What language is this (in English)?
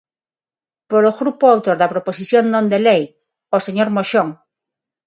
Galician